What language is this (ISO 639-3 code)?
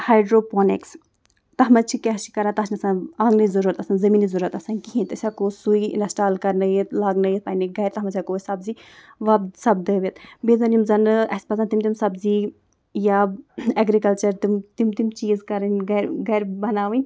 kas